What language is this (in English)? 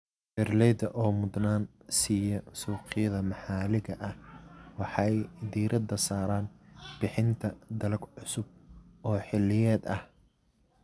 Somali